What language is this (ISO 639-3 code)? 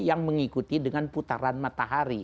ind